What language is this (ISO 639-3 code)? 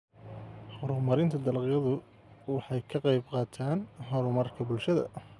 som